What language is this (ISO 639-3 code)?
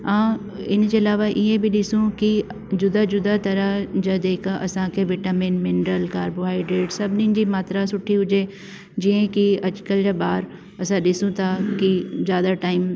snd